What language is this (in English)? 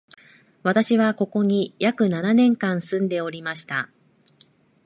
Japanese